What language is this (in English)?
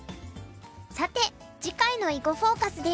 Japanese